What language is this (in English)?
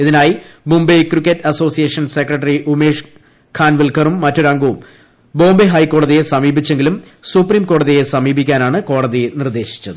Malayalam